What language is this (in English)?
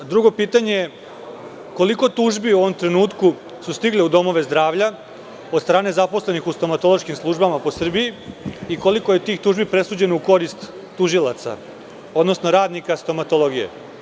Serbian